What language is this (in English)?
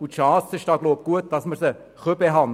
Swiss German